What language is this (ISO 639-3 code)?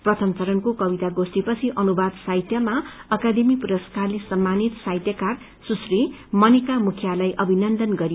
nep